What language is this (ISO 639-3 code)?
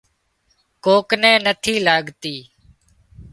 kxp